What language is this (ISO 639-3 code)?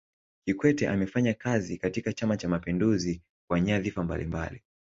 swa